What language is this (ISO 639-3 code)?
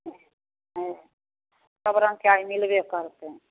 mai